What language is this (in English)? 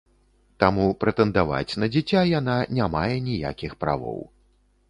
Belarusian